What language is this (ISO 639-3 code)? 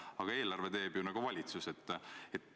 est